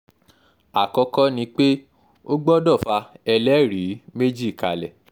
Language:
Yoruba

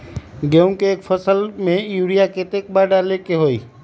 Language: Magahi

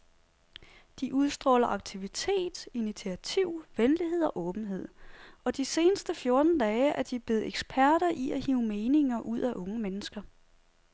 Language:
Danish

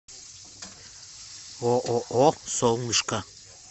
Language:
Russian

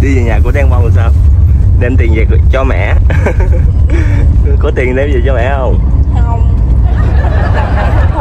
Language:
Vietnamese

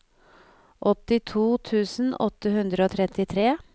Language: Norwegian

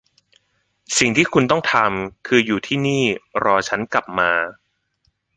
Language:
Thai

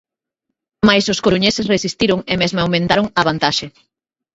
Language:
Galician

